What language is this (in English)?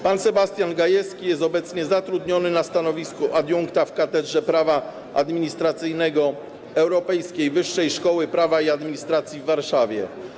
Polish